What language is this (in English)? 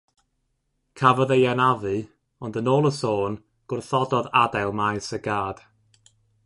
Welsh